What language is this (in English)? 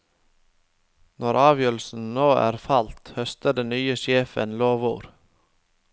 Norwegian